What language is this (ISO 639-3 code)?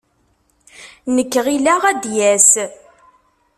kab